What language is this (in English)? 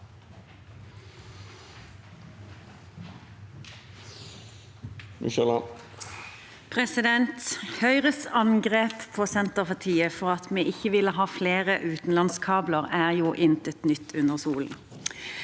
Norwegian